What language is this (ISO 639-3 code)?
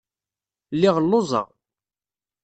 kab